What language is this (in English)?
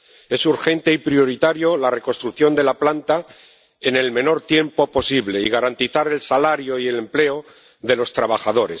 Spanish